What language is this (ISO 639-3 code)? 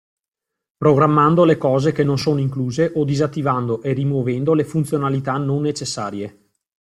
ita